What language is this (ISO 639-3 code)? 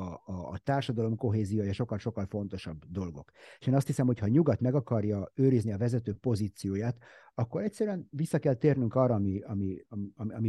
hun